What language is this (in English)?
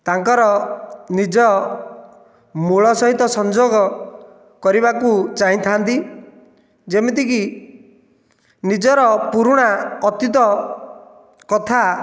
Odia